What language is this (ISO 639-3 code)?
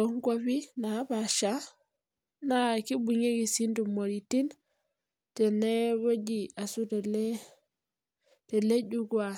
mas